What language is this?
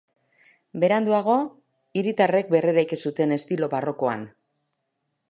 Basque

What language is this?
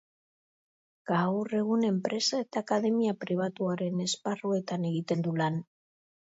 Basque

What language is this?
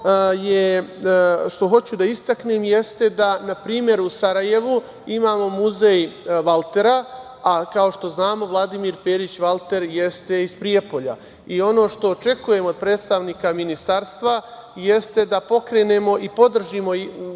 Serbian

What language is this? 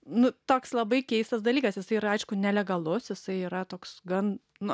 Lithuanian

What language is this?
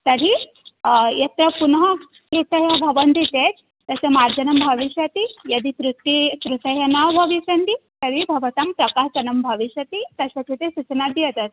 Sanskrit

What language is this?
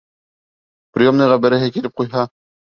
Bashkir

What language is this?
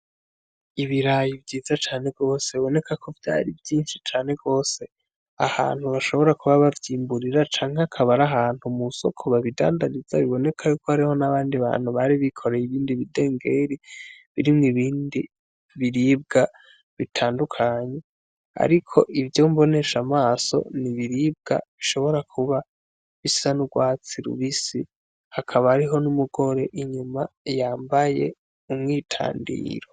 Rundi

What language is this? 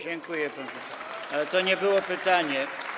Polish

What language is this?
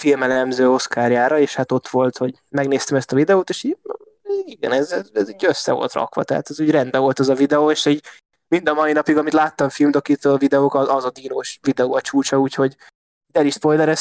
Hungarian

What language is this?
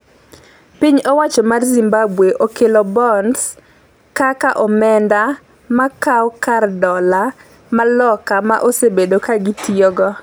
Luo (Kenya and Tanzania)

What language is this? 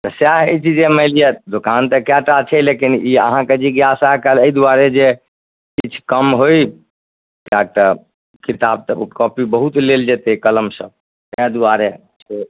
Maithili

